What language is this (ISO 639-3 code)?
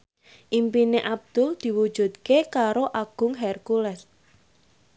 jav